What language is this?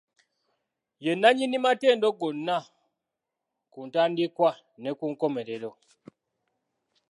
Ganda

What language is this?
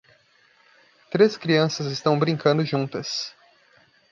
Portuguese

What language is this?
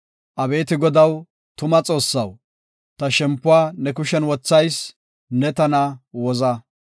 Gofa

